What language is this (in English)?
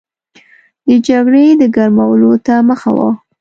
Pashto